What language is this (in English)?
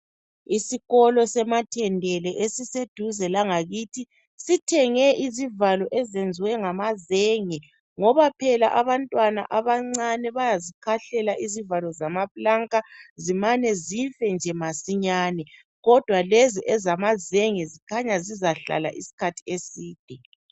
North Ndebele